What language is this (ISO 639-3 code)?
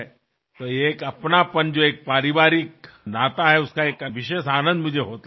mar